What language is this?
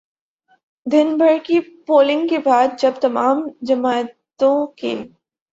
Urdu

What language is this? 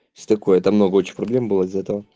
Russian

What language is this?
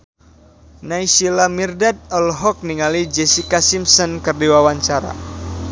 Sundanese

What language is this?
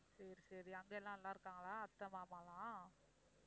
Tamil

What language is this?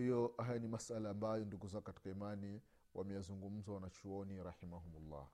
Swahili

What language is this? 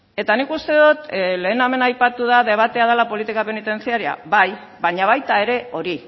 Basque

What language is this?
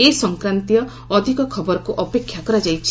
Odia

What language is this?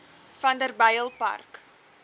Afrikaans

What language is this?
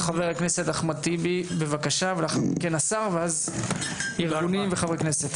Hebrew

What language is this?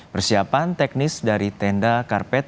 Indonesian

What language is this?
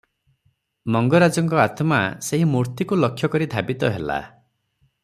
Odia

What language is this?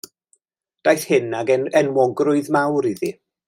Welsh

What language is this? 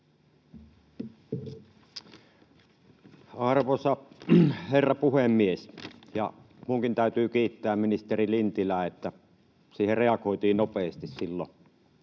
Finnish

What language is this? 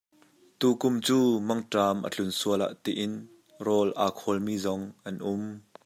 Hakha Chin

